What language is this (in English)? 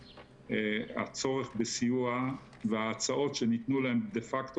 Hebrew